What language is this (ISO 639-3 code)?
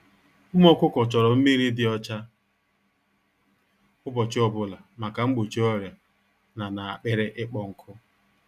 ibo